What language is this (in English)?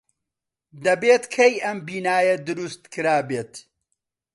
Central Kurdish